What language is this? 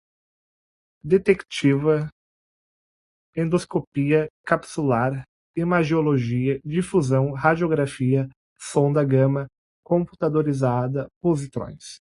Portuguese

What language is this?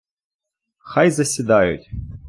Ukrainian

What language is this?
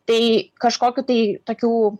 Lithuanian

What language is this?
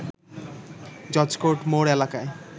Bangla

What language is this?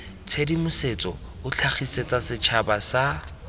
Tswana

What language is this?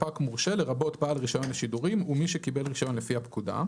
Hebrew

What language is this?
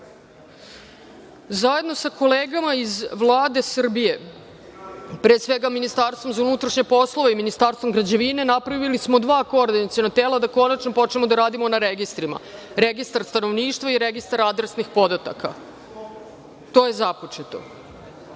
Serbian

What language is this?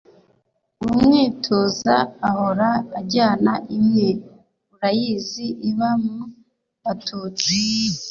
Kinyarwanda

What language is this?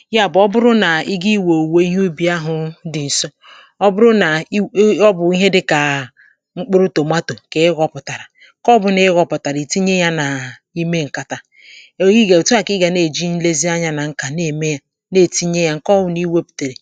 Igbo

